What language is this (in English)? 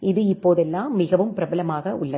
Tamil